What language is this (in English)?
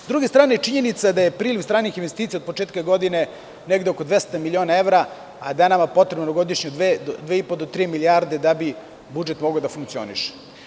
Serbian